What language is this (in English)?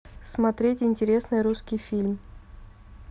Russian